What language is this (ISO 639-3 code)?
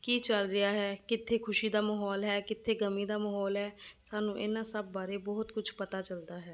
pan